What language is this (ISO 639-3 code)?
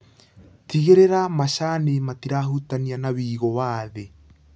kik